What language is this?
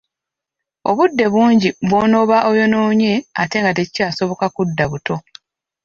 Ganda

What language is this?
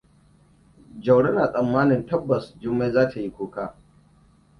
Hausa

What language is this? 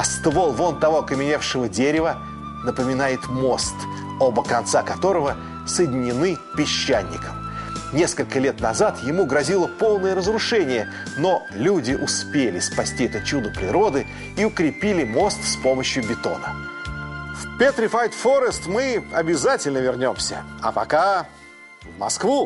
Russian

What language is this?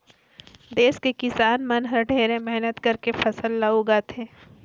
Chhattisgarhi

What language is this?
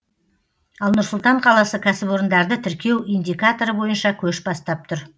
Kazakh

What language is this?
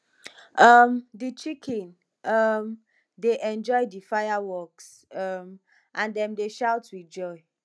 Nigerian Pidgin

